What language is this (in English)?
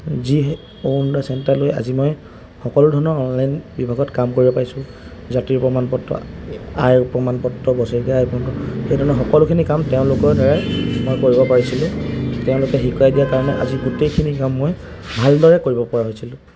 Assamese